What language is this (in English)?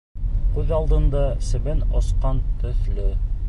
Bashkir